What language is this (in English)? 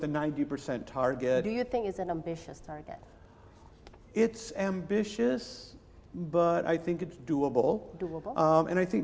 Indonesian